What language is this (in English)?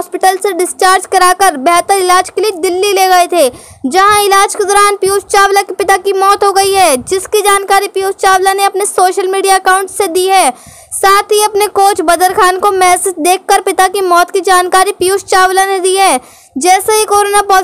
Hindi